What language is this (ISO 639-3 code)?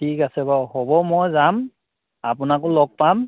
asm